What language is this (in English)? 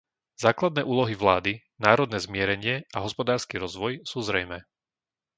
Slovak